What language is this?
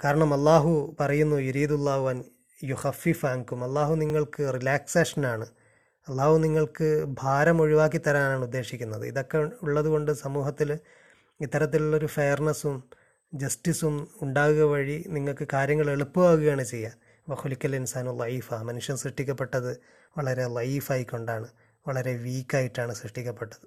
Malayalam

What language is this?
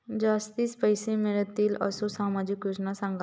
Marathi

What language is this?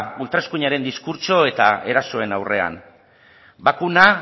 Basque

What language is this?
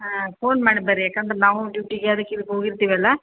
Kannada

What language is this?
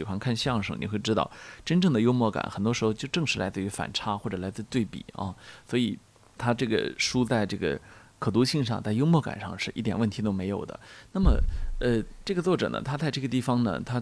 Chinese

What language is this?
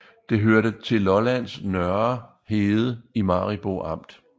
Danish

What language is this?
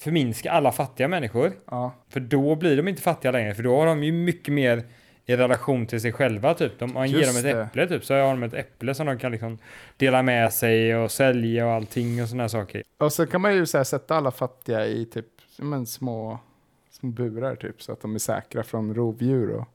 Swedish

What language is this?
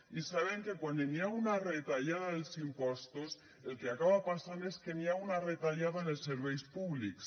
Catalan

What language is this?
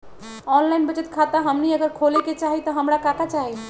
Magahi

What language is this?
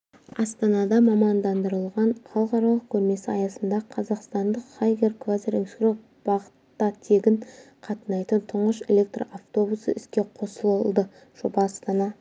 Kazakh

